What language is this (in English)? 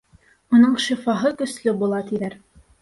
Bashkir